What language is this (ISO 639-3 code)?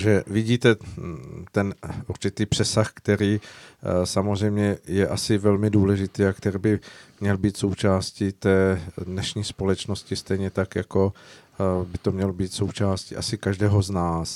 ces